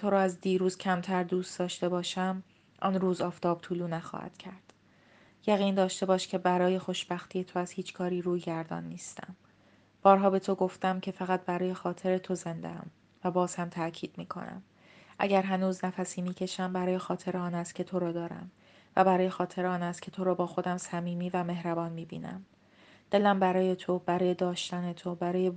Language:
Persian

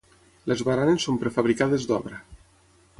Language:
Catalan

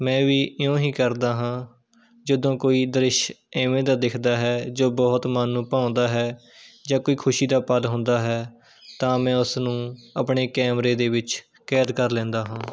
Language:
Punjabi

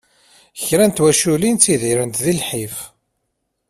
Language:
Kabyle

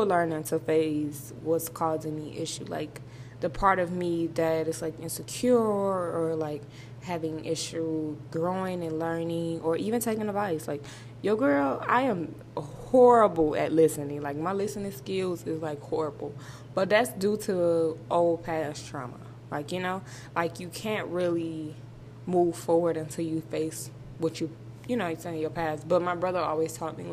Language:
English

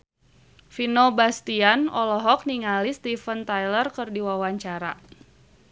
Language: Sundanese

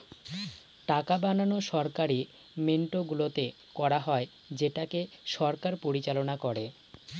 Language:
Bangla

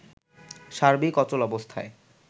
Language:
Bangla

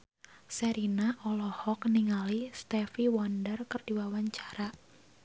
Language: Sundanese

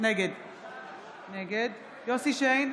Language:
Hebrew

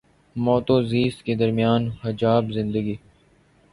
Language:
Urdu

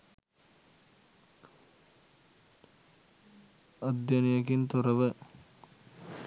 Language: Sinhala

